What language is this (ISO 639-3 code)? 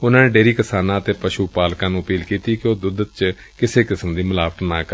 pan